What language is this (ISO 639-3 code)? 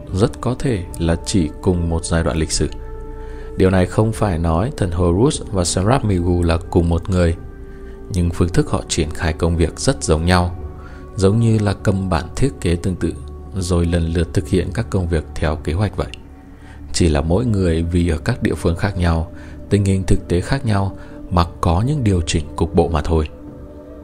vie